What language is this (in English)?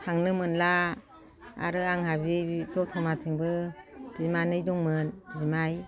Bodo